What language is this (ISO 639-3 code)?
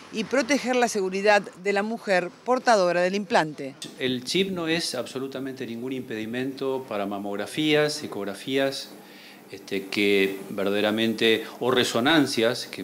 spa